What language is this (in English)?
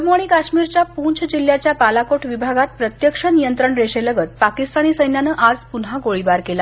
Marathi